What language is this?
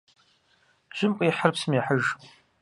Kabardian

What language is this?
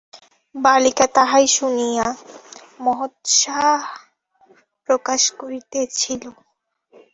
Bangla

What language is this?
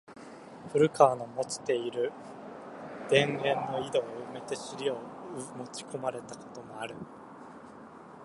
Japanese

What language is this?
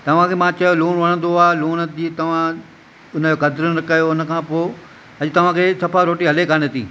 Sindhi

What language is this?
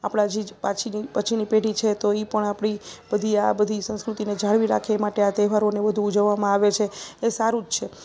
Gujarati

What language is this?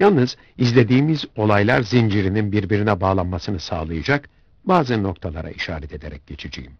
Turkish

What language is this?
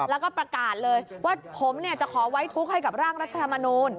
Thai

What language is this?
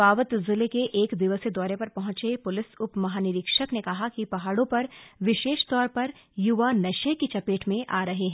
Hindi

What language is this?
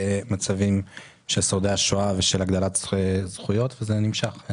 Hebrew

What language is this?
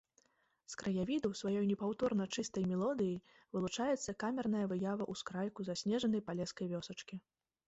Belarusian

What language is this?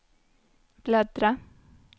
Swedish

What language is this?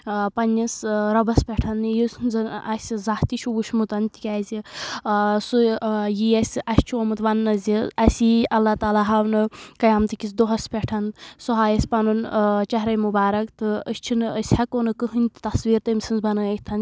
Kashmiri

